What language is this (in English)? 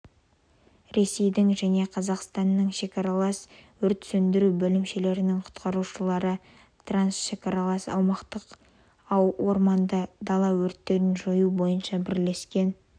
Kazakh